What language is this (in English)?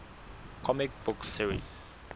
Southern Sotho